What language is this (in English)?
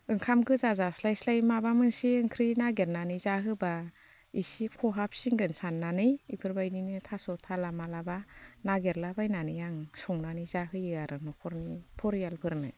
Bodo